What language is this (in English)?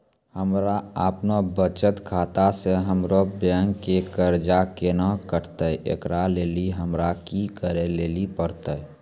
Maithili